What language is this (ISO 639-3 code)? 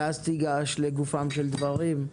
heb